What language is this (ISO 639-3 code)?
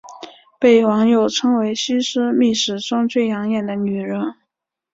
zho